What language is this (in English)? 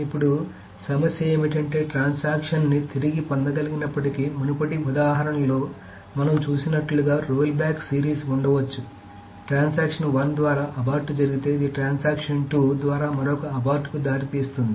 Telugu